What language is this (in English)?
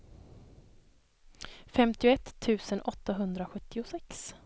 Swedish